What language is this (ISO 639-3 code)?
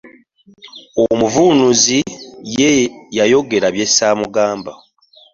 lug